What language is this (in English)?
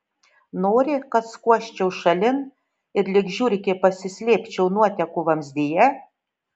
Lithuanian